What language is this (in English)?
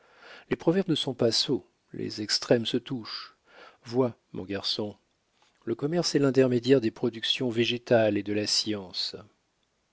French